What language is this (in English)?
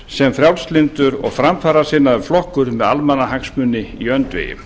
Icelandic